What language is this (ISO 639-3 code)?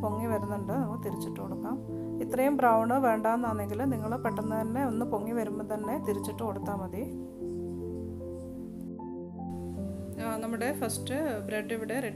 spa